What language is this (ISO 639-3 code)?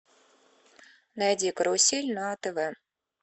rus